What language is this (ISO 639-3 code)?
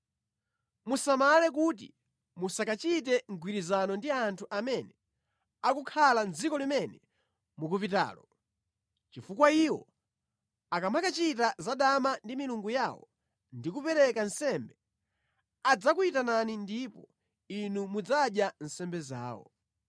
nya